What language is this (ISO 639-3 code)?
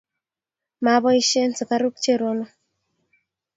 kln